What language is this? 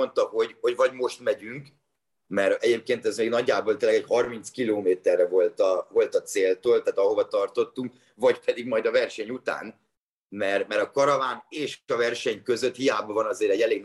Hungarian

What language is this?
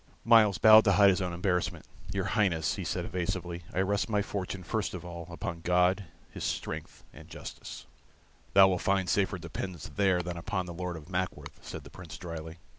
English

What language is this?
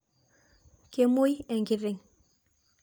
Masai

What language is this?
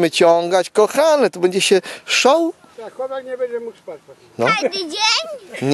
Polish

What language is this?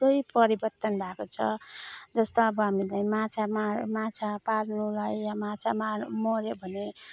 Nepali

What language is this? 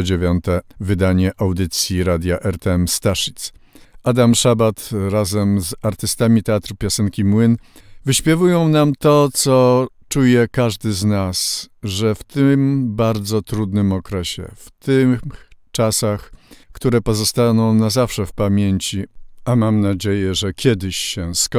Polish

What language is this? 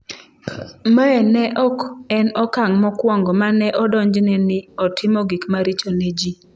Luo (Kenya and Tanzania)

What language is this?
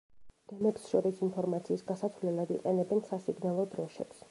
Georgian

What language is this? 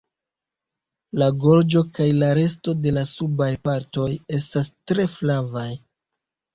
Esperanto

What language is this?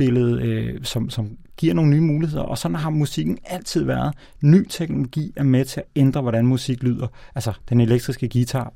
Danish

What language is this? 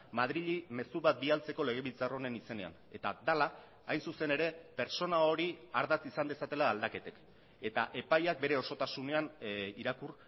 Basque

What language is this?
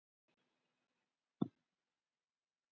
Icelandic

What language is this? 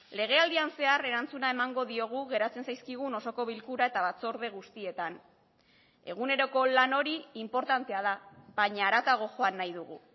Basque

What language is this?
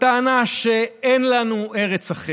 Hebrew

